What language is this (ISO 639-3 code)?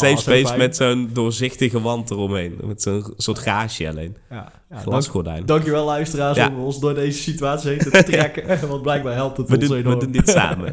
nld